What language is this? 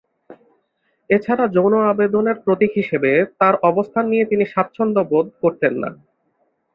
Bangla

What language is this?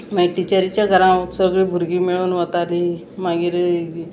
Konkani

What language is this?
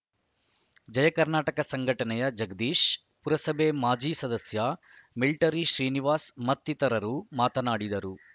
Kannada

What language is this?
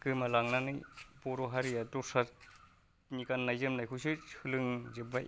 Bodo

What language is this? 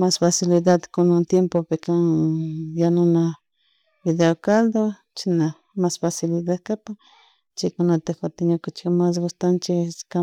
Chimborazo Highland Quichua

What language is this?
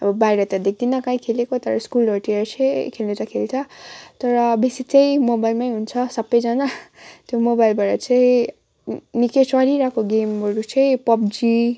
Nepali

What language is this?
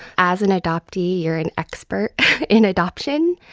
English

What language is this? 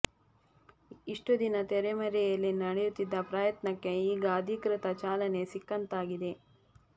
Kannada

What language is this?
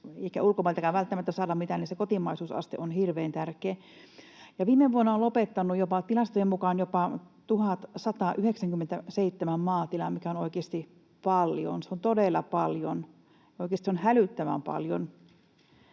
Finnish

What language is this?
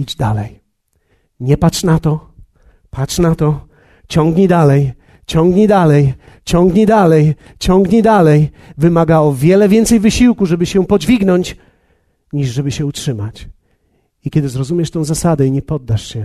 Polish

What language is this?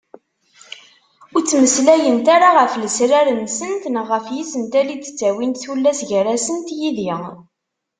Kabyle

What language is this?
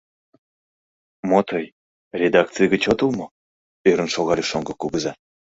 Mari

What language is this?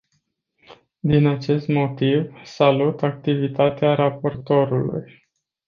Romanian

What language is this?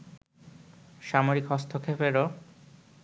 Bangla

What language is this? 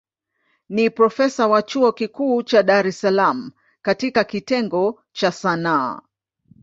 Swahili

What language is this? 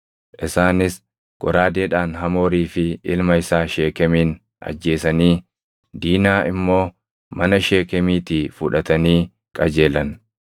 Oromo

